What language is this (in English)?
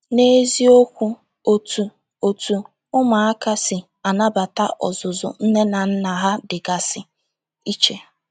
Igbo